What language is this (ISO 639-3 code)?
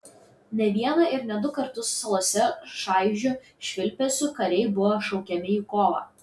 lit